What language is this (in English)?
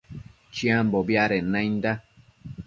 Matsés